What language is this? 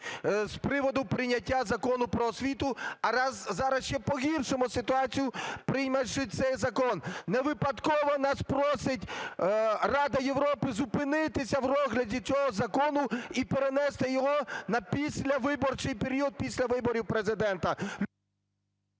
Ukrainian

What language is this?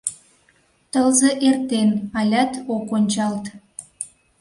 Mari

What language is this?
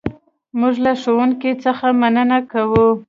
Pashto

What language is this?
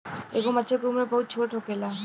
Bhojpuri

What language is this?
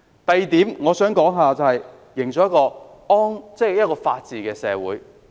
Cantonese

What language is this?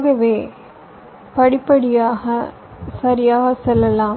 Tamil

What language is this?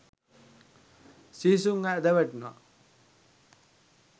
Sinhala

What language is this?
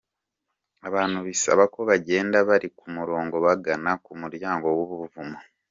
Kinyarwanda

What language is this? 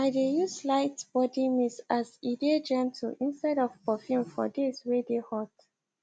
Nigerian Pidgin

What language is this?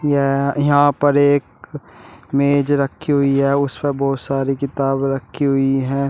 Hindi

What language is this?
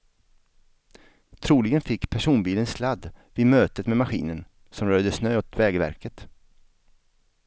Swedish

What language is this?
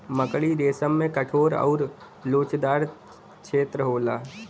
Bhojpuri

